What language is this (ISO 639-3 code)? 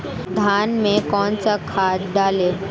hin